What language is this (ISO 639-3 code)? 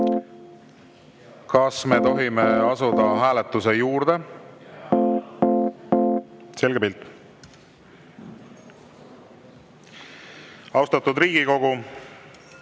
est